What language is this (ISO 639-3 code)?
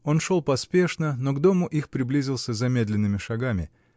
rus